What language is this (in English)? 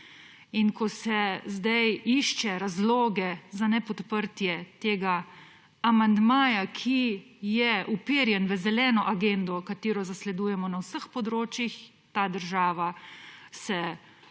Slovenian